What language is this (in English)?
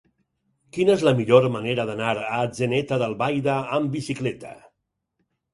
Catalan